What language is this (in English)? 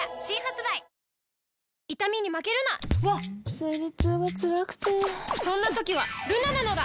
Japanese